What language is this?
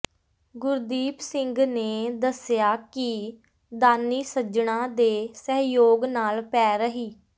Punjabi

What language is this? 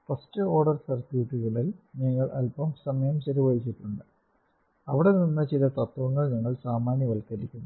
Malayalam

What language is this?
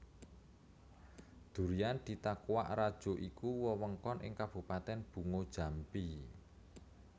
Javanese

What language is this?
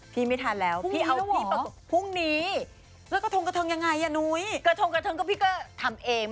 Thai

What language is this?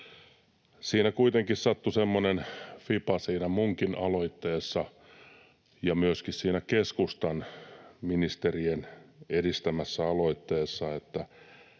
Finnish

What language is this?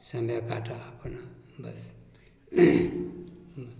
Maithili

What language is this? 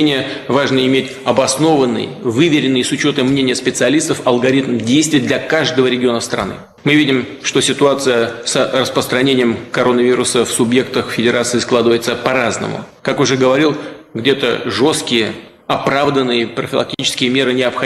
Russian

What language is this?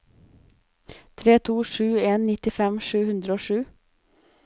Norwegian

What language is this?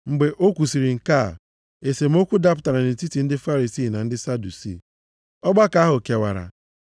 Igbo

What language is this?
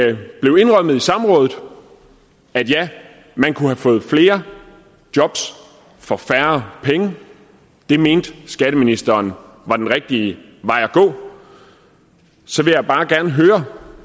Danish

